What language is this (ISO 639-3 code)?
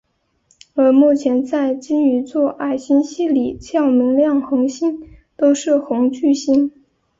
zho